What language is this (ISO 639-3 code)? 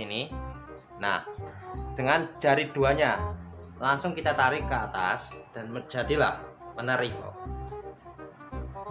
ind